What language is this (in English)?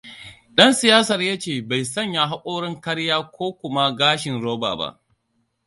Hausa